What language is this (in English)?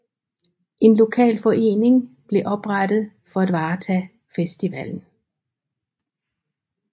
Danish